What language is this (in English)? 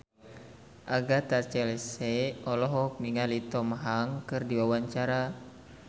Sundanese